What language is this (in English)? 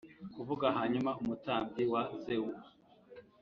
Kinyarwanda